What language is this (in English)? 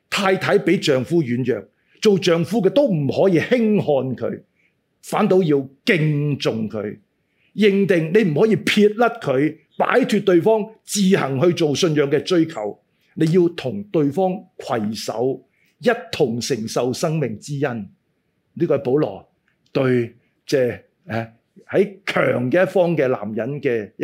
Chinese